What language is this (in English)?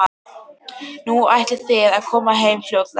Icelandic